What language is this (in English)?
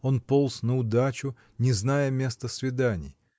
Russian